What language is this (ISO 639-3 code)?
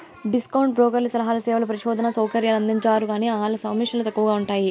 tel